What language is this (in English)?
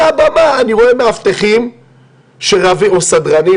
Hebrew